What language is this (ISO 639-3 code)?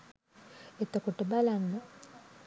sin